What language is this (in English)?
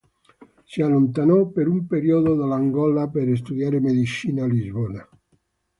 Italian